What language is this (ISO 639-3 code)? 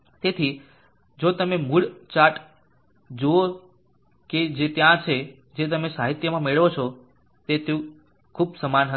guj